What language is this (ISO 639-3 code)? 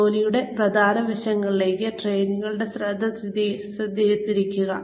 mal